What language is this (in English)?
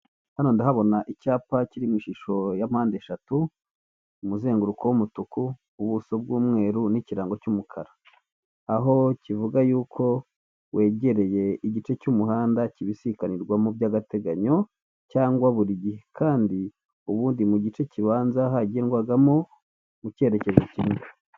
Kinyarwanda